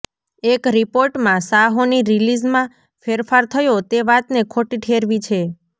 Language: Gujarati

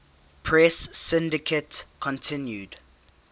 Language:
English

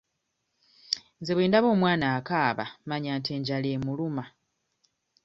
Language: Ganda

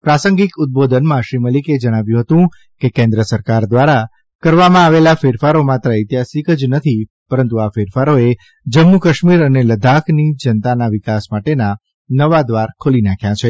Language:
Gujarati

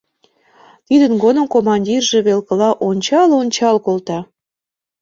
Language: Mari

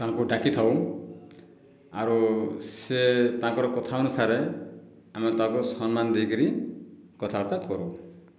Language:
Odia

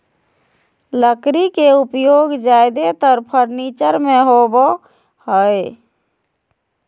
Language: Magahi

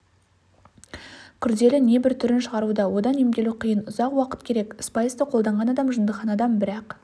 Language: Kazakh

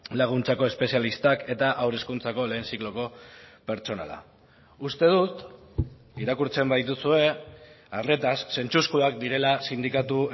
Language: Basque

